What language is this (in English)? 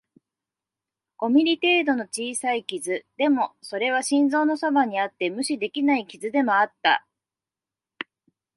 Japanese